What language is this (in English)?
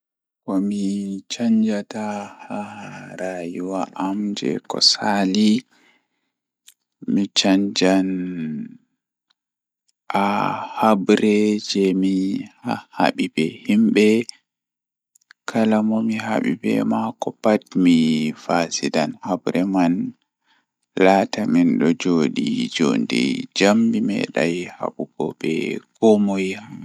Fula